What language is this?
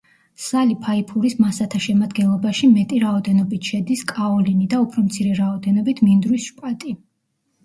Georgian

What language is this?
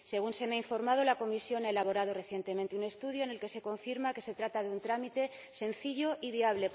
Spanish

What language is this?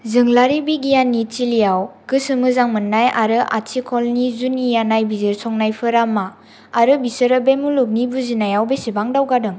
Bodo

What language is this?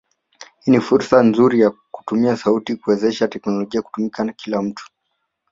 Swahili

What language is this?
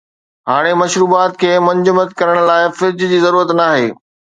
Sindhi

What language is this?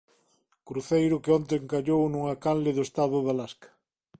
Galician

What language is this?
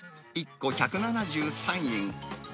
Japanese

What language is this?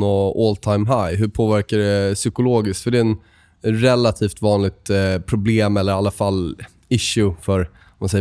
Swedish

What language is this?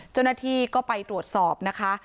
Thai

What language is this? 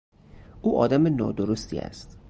Persian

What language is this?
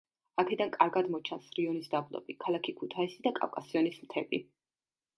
Georgian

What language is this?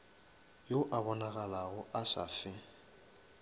Northern Sotho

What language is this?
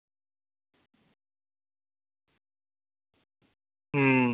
Dogri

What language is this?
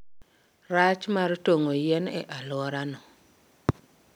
Luo (Kenya and Tanzania)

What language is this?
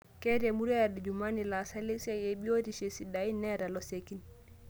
Masai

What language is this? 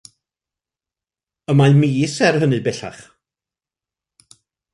Welsh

